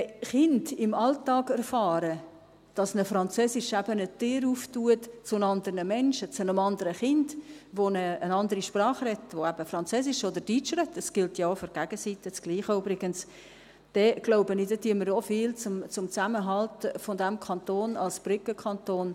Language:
Swiss German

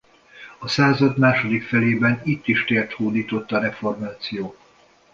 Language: Hungarian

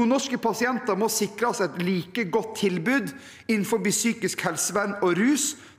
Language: Norwegian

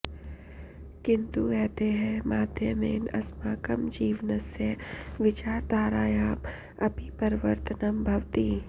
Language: Sanskrit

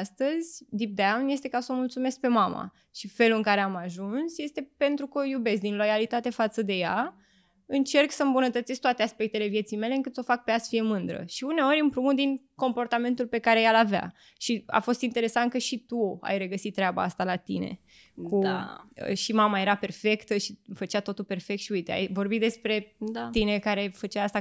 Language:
Romanian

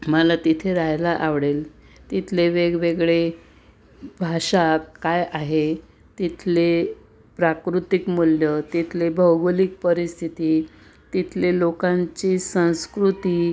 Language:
Marathi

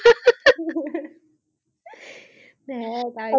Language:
Bangla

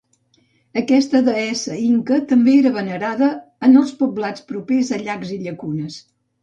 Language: Catalan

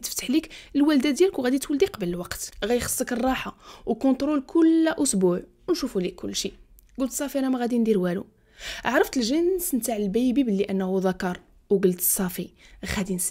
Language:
Arabic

